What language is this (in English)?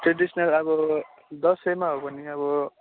Nepali